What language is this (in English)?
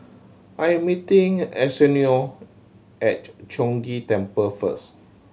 English